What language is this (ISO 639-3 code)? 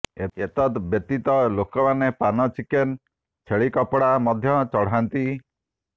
ori